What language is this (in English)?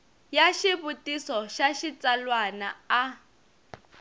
Tsonga